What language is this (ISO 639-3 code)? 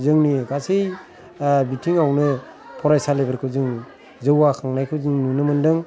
brx